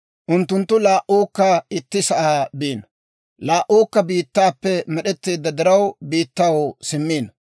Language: Dawro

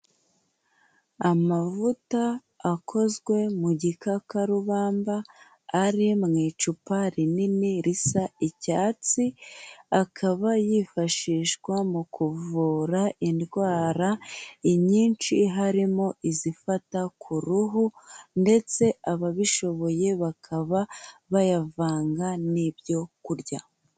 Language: Kinyarwanda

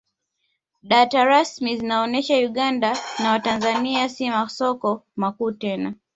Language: Swahili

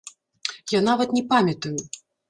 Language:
Belarusian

